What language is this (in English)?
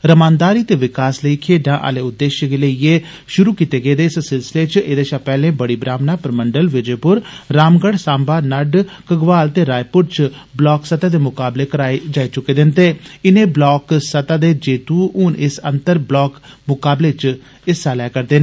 Dogri